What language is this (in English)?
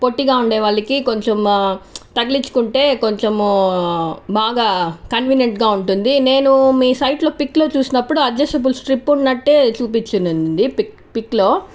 Telugu